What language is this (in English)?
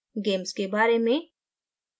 Hindi